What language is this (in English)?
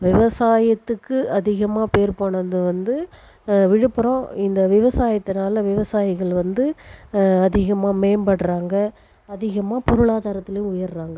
Tamil